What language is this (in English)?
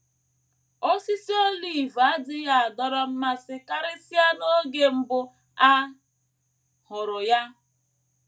Igbo